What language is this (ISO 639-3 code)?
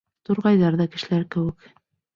bak